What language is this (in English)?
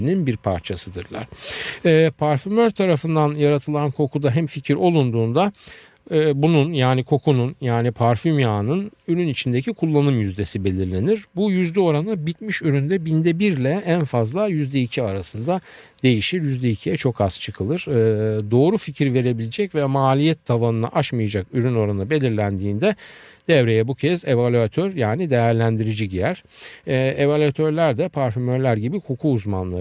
Turkish